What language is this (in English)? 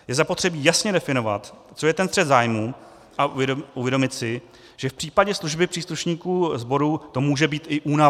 Czech